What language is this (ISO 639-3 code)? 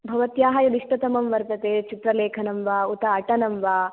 san